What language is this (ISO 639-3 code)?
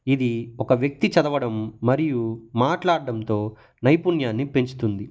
tel